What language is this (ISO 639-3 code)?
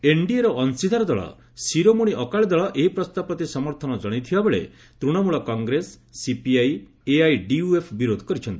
ori